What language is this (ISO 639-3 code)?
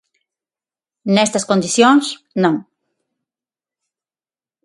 glg